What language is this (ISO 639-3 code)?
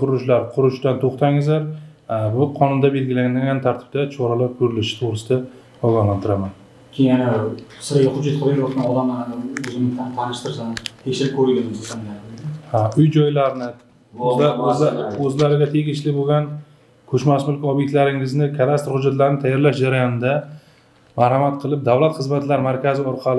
tur